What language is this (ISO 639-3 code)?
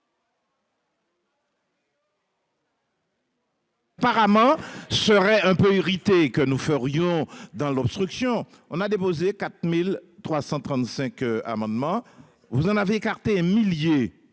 fra